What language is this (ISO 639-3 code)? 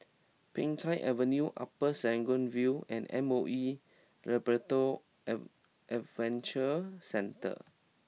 eng